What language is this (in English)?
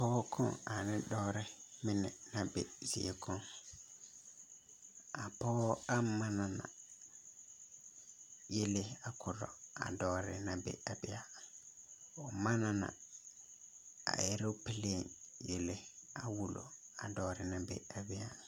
Southern Dagaare